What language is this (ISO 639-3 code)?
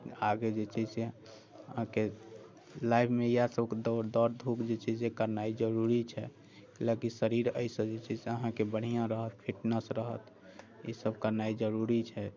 mai